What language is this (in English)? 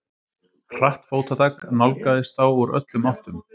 Icelandic